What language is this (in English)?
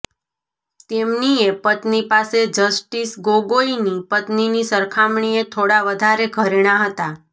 Gujarati